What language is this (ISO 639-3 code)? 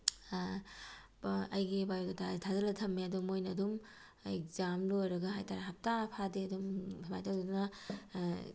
mni